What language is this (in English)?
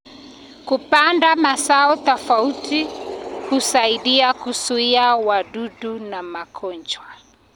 Kalenjin